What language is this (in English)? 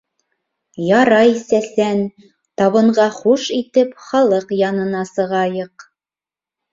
Bashkir